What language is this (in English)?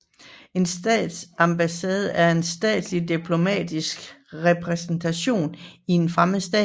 Danish